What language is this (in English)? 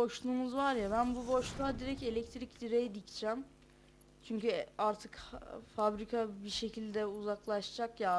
Turkish